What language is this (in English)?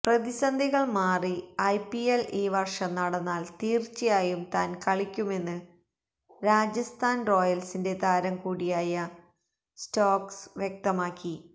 Malayalam